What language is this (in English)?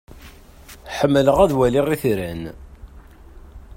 Kabyle